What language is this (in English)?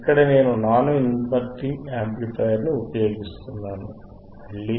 Telugu